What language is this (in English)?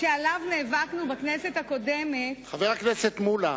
Hebrew